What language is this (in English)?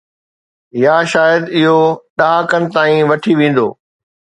Sindhi